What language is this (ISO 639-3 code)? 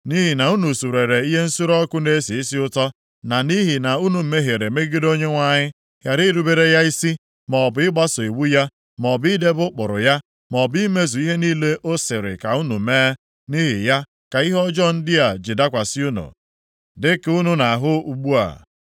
ibo